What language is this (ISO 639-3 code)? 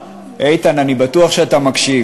heb